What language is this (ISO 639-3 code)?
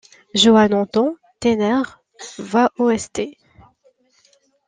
fra